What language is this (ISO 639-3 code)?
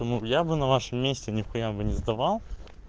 rus